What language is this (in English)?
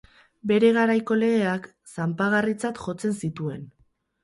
Basque